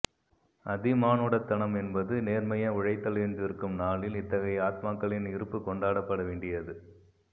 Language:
Tamil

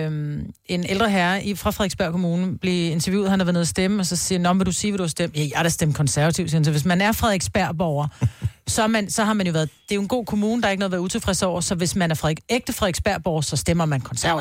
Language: Danish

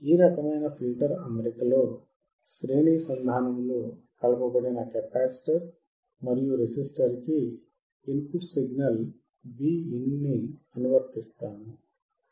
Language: Telugu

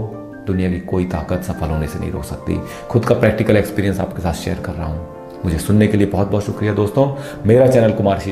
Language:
Hindi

